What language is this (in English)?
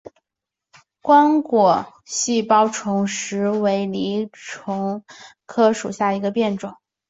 Chinese